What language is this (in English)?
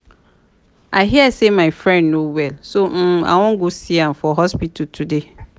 Nigerian Pidgin